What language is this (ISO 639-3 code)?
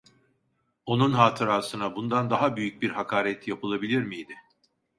tur